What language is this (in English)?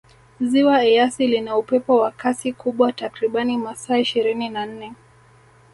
Swahili